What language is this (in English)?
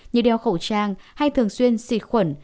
Vietnamese